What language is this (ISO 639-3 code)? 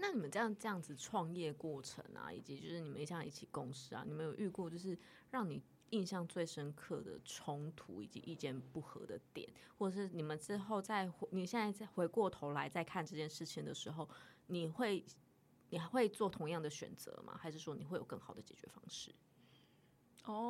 zho